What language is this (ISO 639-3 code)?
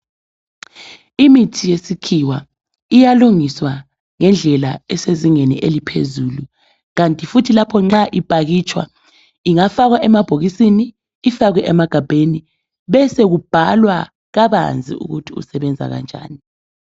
nde